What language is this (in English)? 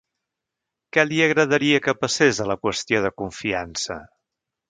Catalan